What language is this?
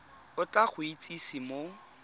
Tswana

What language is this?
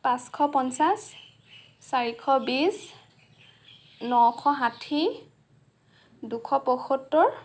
Assamese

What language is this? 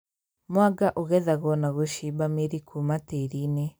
Kikuyu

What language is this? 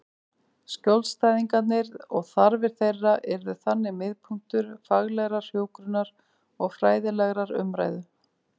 Icelandic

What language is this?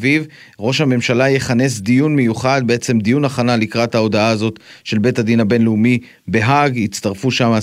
Hebrew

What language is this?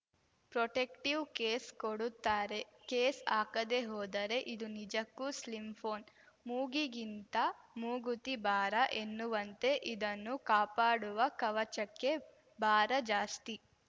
Kannada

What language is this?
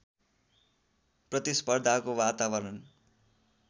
Nepali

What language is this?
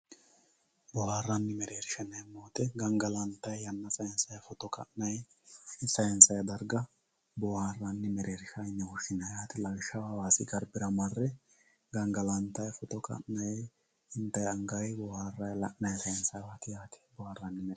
Sidamo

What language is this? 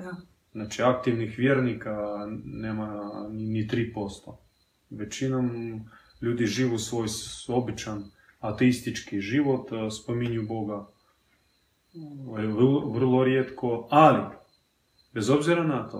Croatian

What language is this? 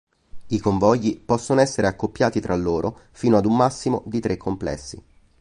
Italian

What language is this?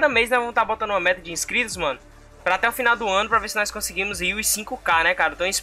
Portuguese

